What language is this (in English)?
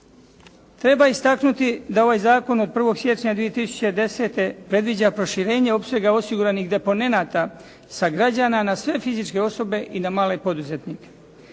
Croatian